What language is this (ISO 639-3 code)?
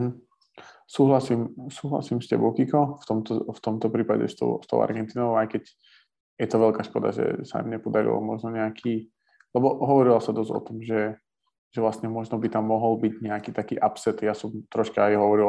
slk